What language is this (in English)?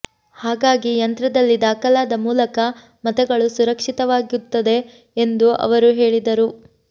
Kannada